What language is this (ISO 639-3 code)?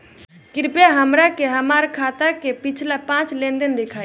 bho